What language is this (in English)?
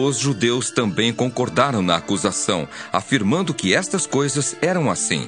Portuguese